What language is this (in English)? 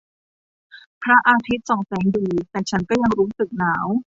Thai